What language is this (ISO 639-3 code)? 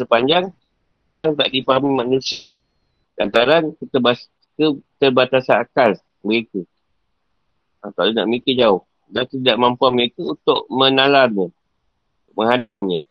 msa